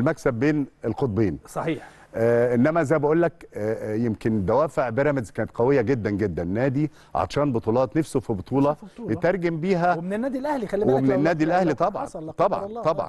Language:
Arabic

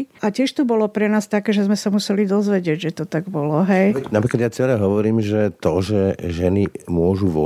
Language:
Slovak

